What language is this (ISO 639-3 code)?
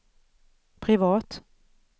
swe